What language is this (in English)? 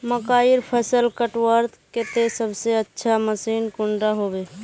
Magahi